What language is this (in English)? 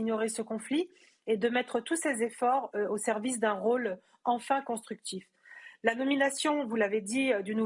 French